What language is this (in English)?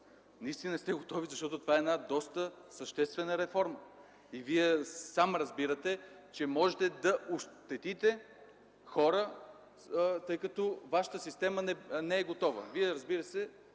Bulgarian